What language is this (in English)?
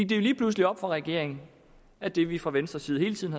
Danish